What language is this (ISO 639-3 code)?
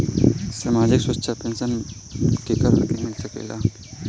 bho